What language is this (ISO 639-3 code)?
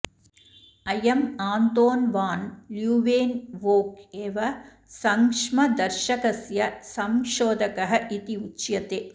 san